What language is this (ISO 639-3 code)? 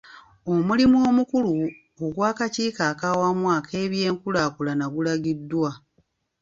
lug